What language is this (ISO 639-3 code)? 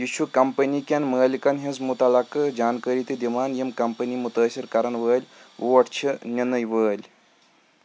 kas